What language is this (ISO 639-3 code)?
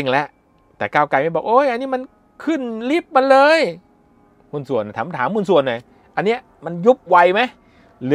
tha